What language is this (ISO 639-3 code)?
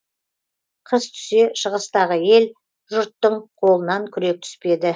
kaz